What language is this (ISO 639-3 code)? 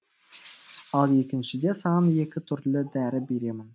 kaz